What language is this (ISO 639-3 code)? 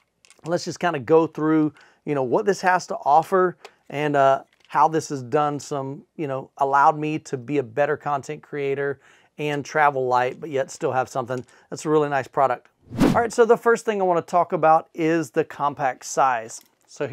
eng